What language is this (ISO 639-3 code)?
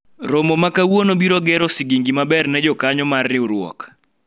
luo